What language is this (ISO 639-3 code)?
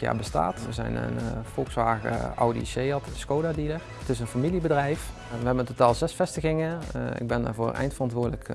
nld